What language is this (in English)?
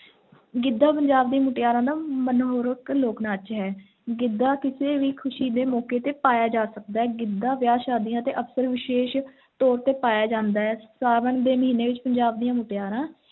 Punjabi